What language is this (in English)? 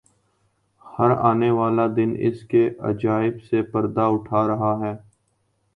Urdu